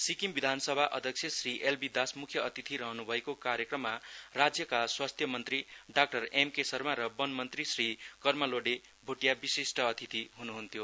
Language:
Nepali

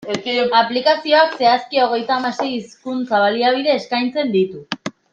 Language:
Basque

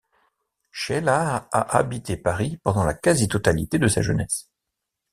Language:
French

